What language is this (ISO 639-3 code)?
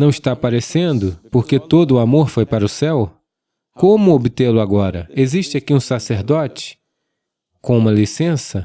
por